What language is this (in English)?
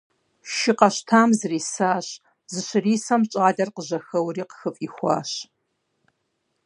Kabardian